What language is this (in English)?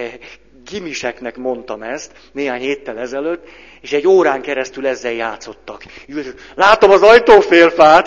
Hungarian